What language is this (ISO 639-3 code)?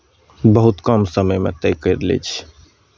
mai